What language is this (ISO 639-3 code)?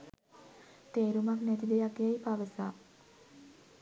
sin